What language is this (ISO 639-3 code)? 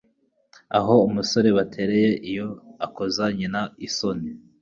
kin